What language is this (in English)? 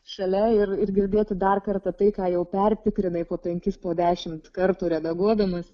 Lithuanian